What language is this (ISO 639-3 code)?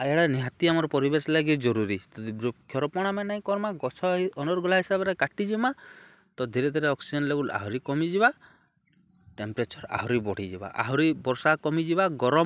ori